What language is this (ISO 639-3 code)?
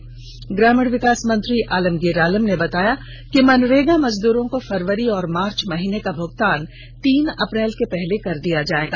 hin